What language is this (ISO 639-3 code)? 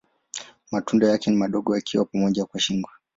swa